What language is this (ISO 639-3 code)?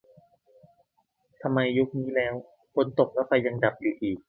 tha